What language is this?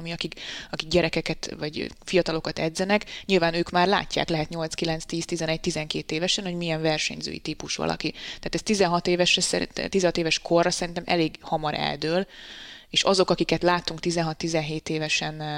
Hungarian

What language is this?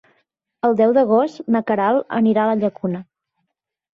Catalan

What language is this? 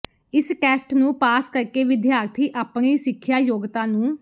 Punjabi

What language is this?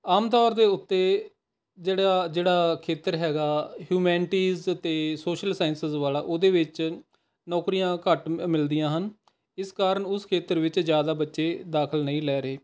Punjabi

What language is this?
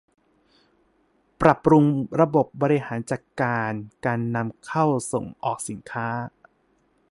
Thai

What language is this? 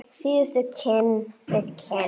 Icelandic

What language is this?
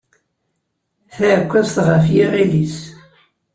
Kabyle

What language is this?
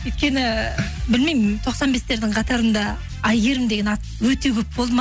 Kazakh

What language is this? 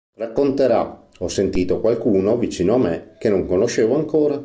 Italian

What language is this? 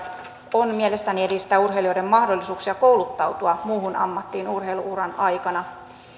Finnish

